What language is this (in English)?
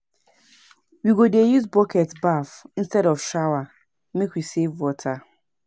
Nigerian Pidgin